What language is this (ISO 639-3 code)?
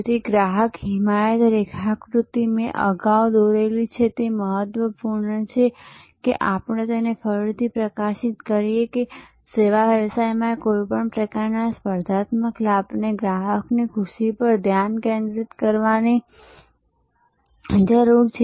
guj